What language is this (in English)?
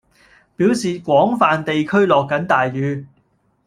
Cantonese